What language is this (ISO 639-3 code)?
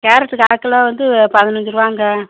tam